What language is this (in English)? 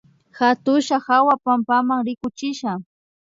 Imbabura Highland Quichua